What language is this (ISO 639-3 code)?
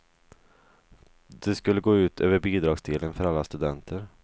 swe